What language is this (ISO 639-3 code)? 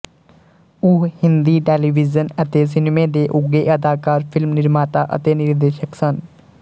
pan